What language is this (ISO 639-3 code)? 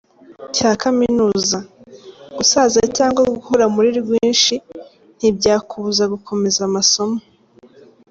kin